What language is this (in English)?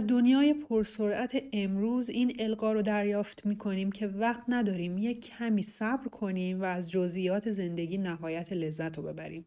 Persian